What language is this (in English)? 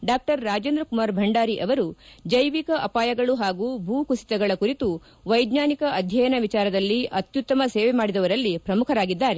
Kannada